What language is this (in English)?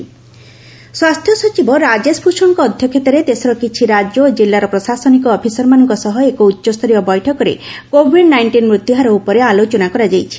Odia